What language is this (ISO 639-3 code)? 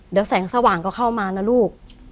tha